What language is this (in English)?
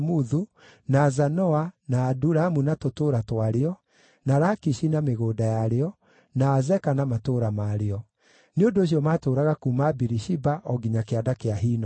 Kikuyu